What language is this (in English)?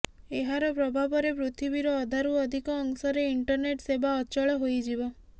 Odia